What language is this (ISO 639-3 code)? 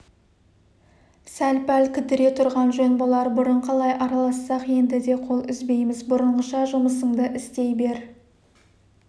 kaz